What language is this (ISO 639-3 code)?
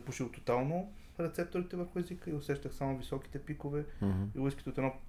bul